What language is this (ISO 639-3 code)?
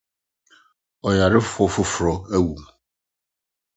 aka